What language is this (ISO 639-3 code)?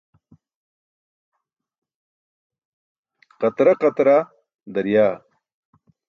bsk